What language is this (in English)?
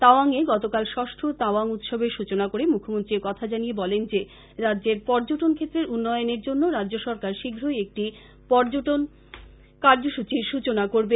Bangla